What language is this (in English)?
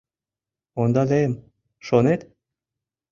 Mari